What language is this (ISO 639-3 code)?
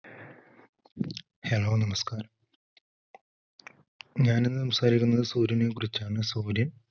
mal